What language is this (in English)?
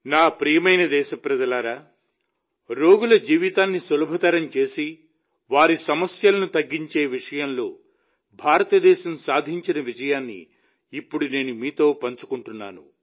Telugu